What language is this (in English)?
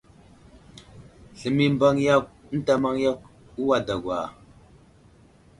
Wuzlam